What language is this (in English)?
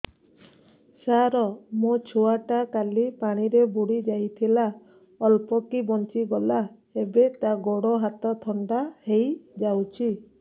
Odia